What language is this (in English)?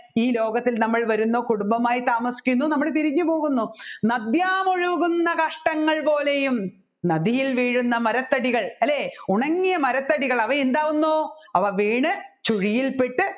Malayalam